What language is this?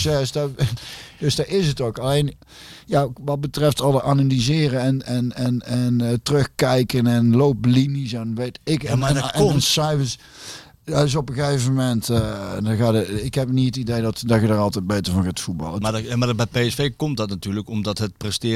Dutch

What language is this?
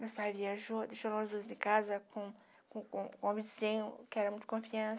Portuguese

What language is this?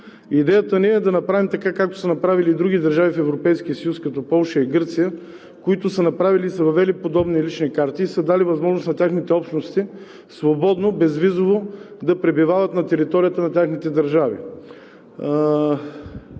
Bulgarian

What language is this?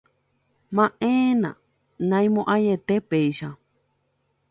Guarani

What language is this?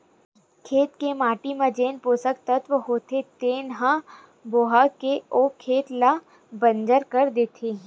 Chhattisgarhi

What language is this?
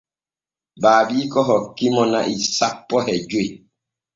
Borgu Fulfulde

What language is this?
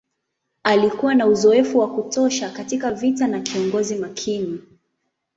Swahili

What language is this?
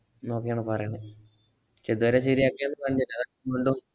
Malayalam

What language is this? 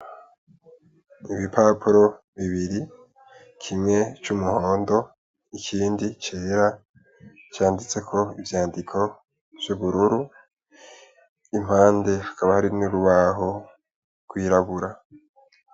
Rundi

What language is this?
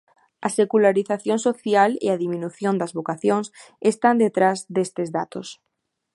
Galician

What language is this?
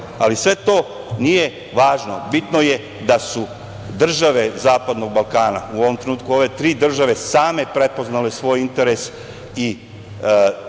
Serbian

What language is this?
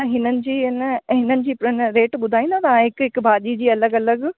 Sindhi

